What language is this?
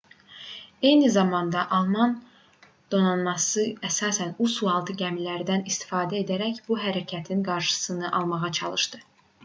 Azerbaijani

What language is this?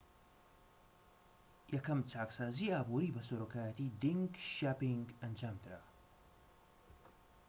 Central Kurdish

